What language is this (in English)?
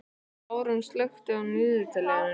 Icelandic